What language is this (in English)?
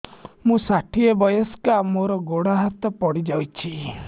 Odia